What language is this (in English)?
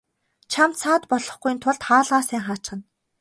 Mongolian